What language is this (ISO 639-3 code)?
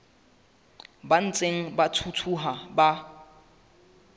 sot